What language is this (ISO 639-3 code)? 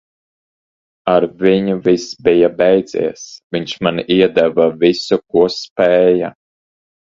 lav